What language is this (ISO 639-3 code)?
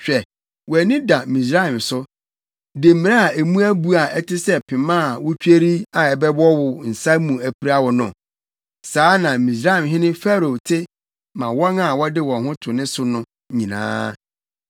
aka